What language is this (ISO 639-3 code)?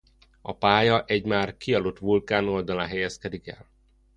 hun